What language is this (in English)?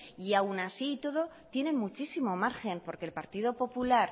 Spanish